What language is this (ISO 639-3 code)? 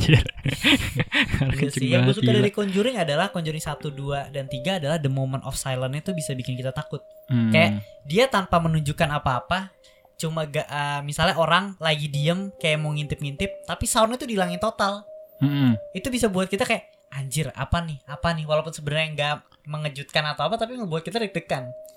ind